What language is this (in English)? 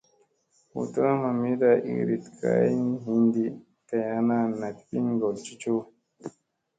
Musey